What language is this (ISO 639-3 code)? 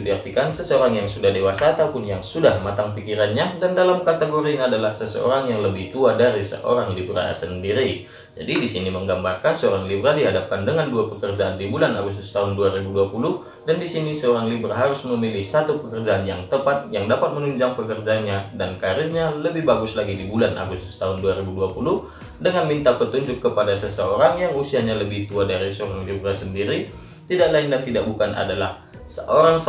ind